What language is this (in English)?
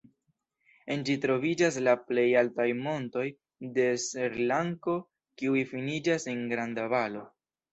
Esperanto